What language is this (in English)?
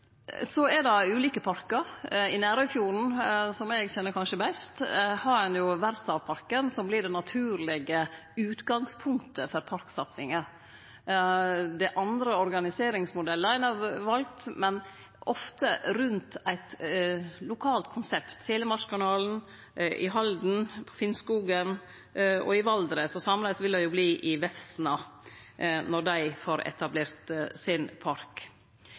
Norwegian Nynorsk